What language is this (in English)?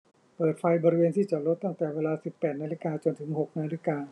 Thai